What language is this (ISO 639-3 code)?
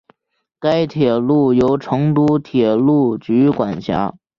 zho